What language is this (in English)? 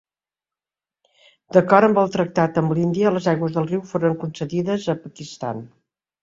Catalan